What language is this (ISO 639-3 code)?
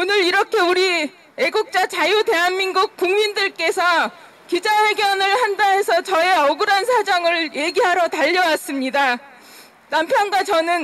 kor